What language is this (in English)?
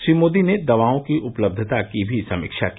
Hindi